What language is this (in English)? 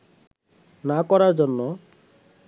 Bangla